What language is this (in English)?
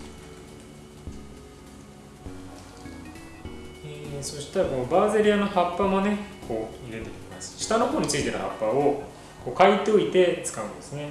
Japanese